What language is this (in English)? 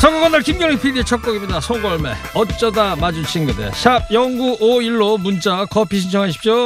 Korean